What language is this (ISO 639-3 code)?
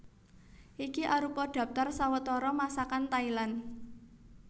jav